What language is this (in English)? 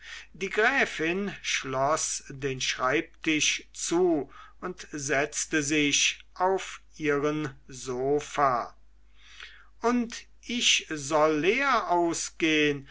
German